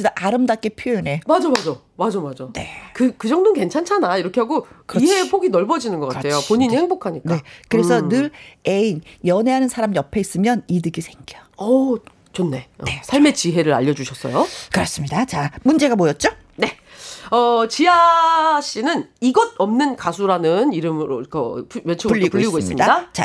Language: Korean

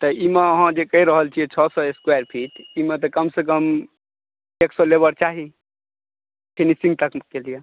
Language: Maithili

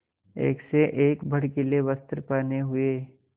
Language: Hindi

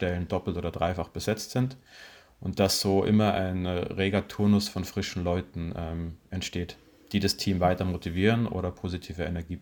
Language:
German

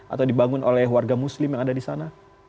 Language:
Indonesian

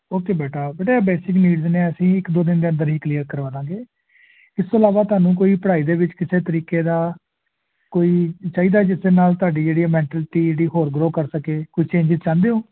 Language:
Punjabi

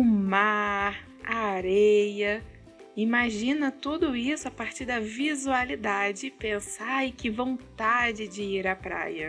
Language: Portuguese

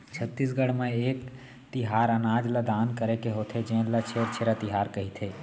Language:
Chhattisgarhi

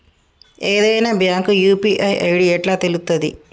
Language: Telugu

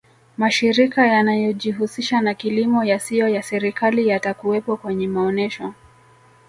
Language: Swahili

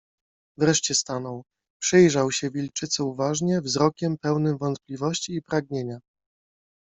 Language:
Polish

